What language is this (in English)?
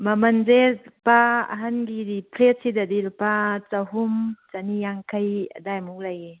Manipuri